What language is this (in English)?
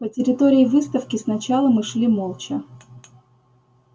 Russian